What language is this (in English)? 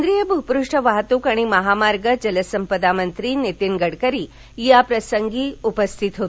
Marathi